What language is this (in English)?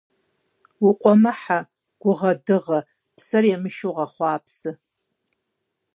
Kabardian